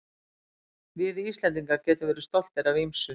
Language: Icelandic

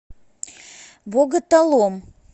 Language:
Russian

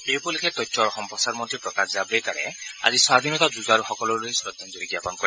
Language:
Assamese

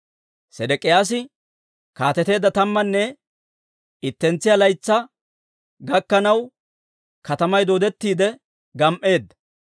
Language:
Dawro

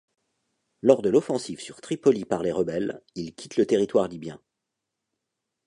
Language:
French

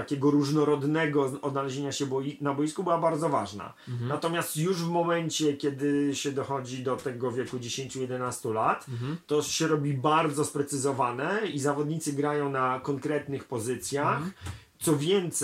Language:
Polish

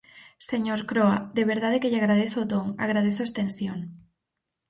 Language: Galician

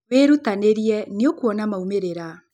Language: Kikuyu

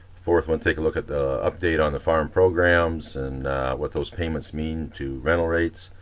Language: English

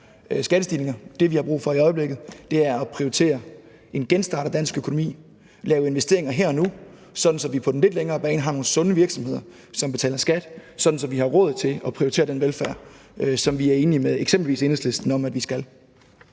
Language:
Danish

